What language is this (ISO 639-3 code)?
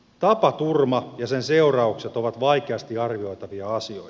fin